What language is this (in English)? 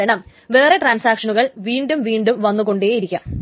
Malayalam